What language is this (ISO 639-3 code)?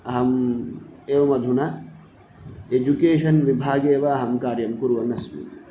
san